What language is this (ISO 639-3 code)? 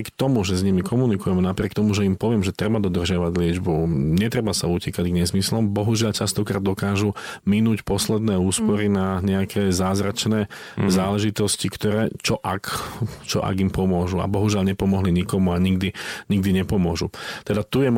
slk